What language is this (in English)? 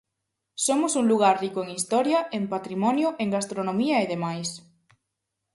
Galician